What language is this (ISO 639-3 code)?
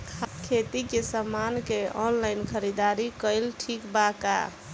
bho